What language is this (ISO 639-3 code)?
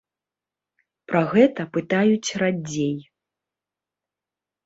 bel